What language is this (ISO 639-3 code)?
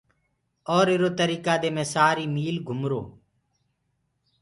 ggg